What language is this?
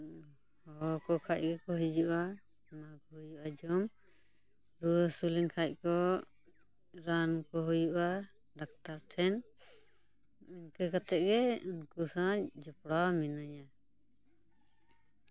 Santali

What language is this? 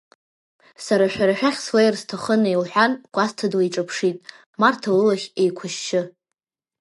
Abkhazian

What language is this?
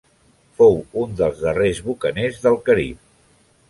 Catalan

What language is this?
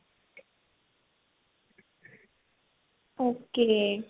Punjabi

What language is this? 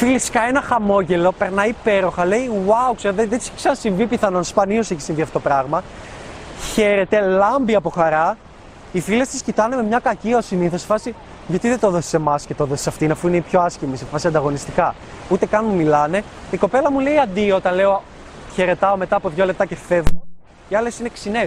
Greek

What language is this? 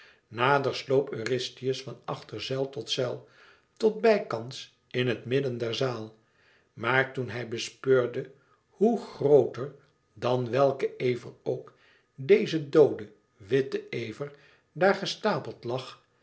Dutch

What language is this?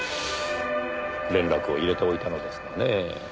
Japanese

